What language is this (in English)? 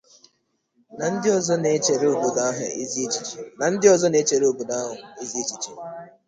Igbo